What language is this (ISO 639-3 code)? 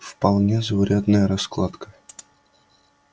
rus